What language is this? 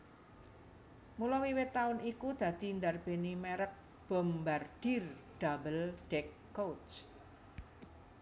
Javanese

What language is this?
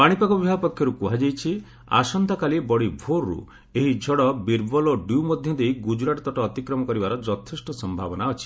Odia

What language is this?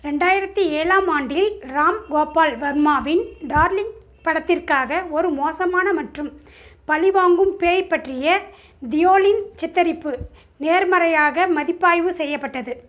Tamil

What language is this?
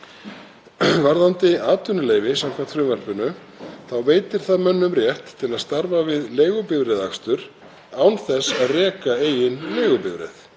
Icelandic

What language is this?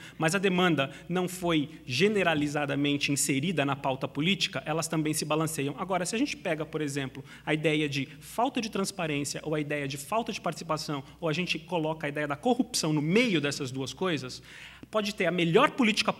Portuguese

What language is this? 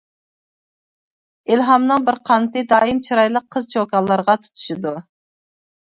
Uyghur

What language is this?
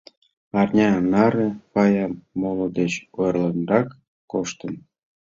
Mari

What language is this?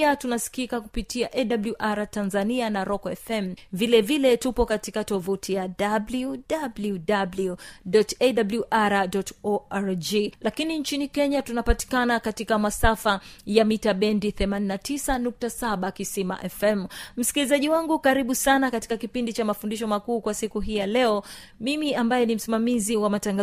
Swahili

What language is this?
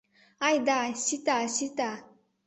Mari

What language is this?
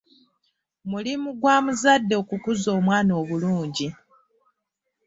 Ganda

